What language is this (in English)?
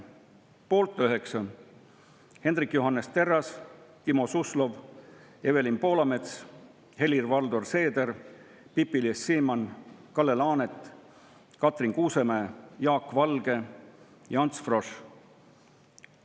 Estonian